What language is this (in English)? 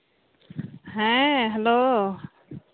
Santali